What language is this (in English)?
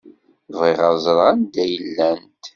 Kabyle